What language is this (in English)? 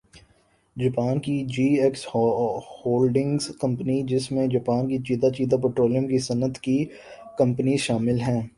Urdu